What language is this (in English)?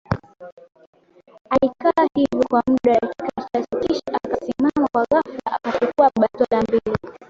Swahili